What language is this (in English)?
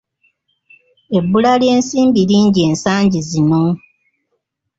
Ganda